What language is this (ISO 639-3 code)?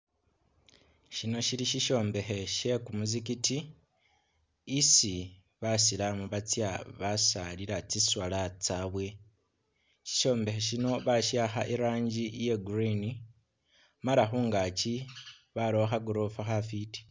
myx